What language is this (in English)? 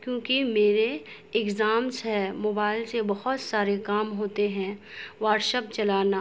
Urdu